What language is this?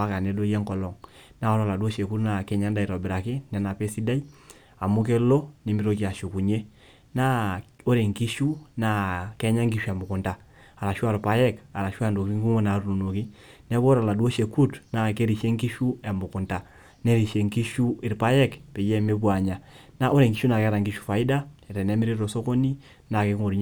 Masai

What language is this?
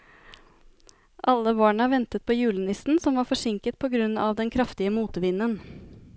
Norwegian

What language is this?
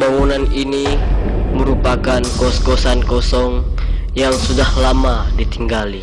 Indonesian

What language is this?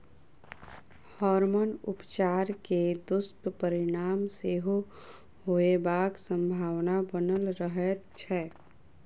Maithili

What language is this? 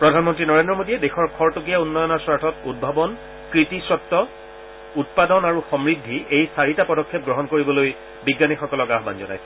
Assamese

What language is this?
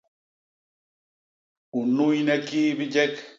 Basaa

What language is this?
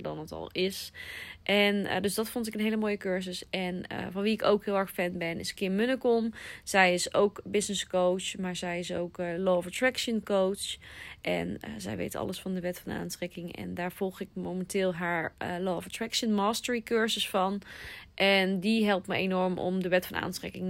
Dutch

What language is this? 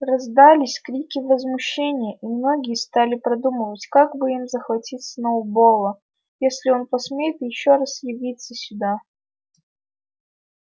Russian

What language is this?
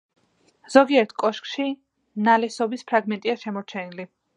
Georgian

